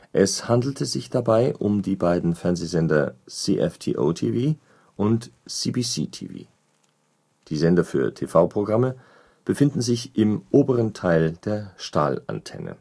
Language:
German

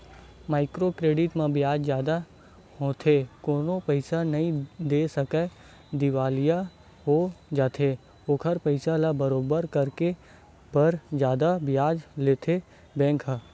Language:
Chhattisgarhi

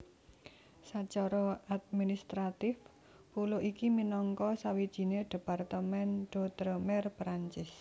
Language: Javanese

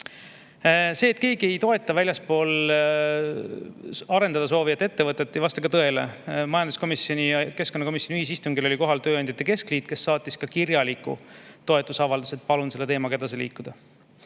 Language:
Estonian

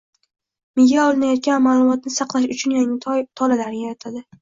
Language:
Uzbek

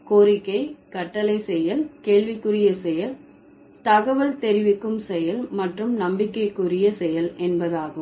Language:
Tamil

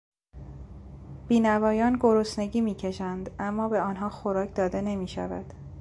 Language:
Persian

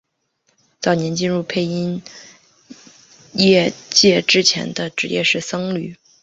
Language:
Chinese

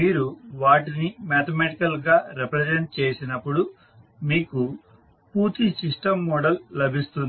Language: Telugu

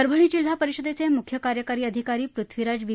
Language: Marathi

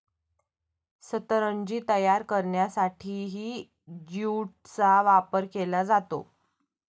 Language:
Marathi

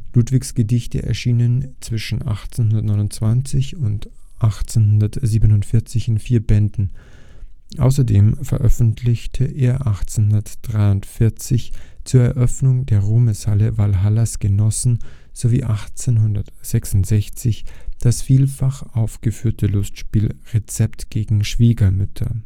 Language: German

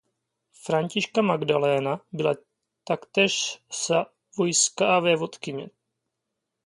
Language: Czech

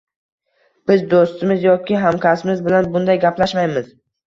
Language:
Uzbek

